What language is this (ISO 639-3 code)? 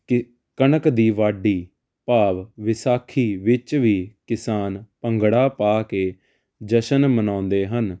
pan